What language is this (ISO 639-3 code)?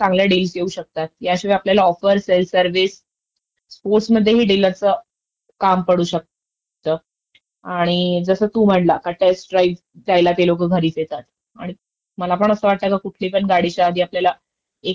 mar